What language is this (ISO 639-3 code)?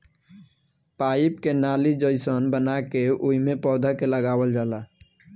bho